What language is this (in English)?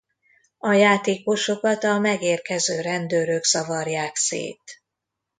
Hungarian